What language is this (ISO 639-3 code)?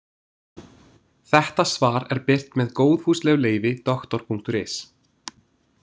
isl